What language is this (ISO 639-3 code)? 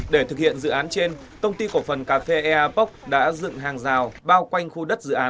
vie